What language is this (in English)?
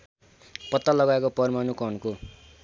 Nepali